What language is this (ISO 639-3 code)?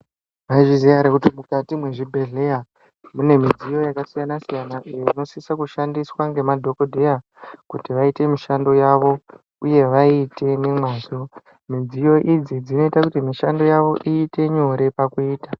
ndc